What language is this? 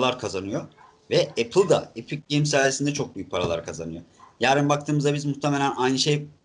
Turkish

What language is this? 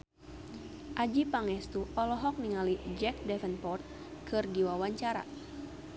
Sundanese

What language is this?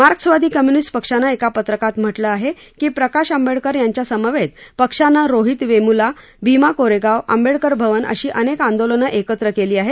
Marathi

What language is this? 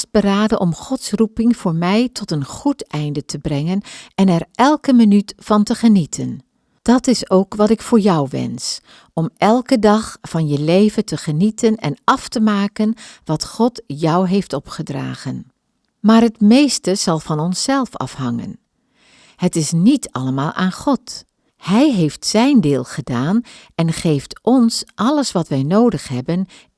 Dutch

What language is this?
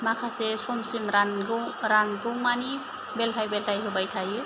Bodo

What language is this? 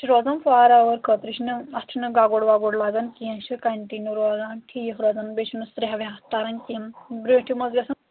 Kashmiri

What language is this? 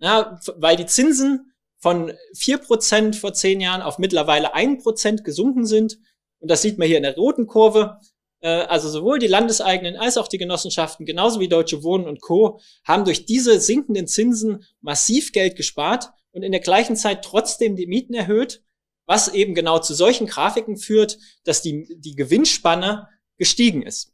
German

